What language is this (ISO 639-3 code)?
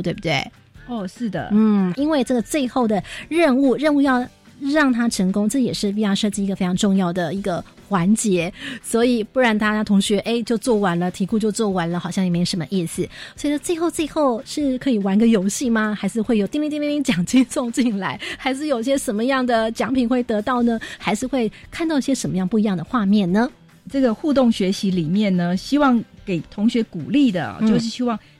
zho